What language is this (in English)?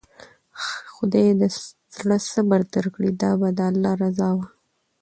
Pashto